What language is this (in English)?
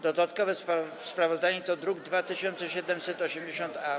Polish